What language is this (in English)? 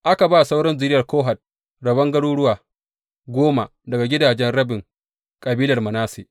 Hausa